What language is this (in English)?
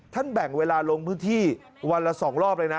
Thai